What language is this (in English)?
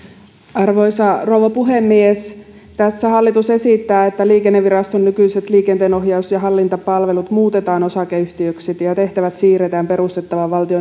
Finnish